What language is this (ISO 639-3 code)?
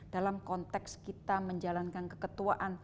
ind